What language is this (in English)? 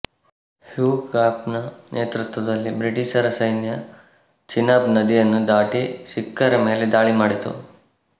Kannada